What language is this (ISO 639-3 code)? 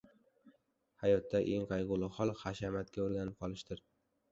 uzb